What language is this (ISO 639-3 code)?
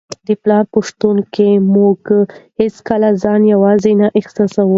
pus